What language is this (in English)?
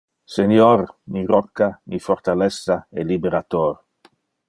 Interlingua